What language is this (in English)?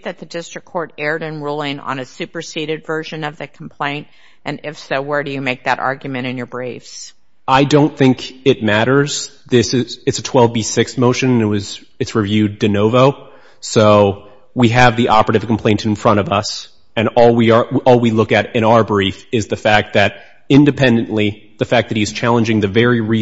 English